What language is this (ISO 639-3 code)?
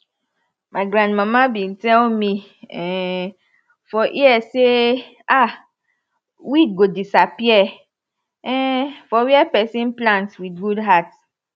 pcm